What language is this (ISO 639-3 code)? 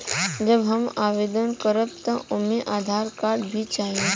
bho